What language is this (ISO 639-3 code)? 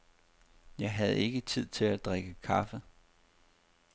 dan